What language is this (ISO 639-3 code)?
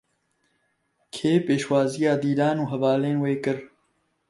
kur